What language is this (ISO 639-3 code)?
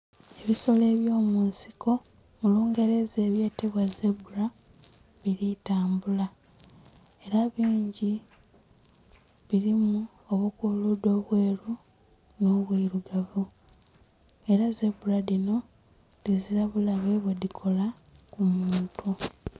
xog